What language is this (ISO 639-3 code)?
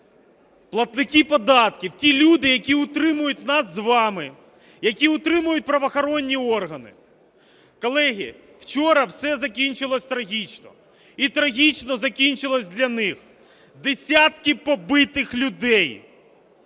ukr